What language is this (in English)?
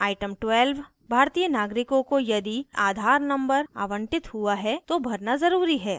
Hindi